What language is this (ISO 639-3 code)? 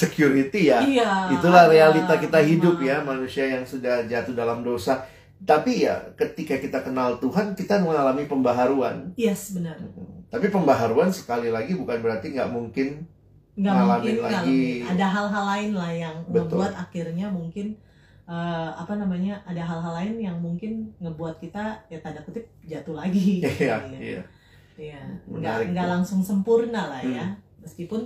ind